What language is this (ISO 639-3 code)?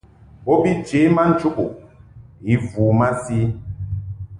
mhk